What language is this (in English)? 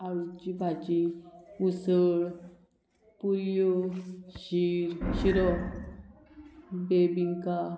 Konkani